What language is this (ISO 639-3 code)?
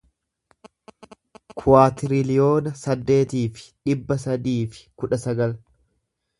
orm